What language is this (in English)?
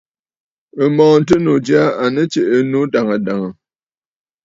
Bafut